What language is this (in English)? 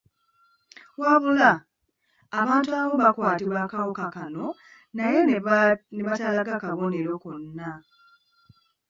Ganda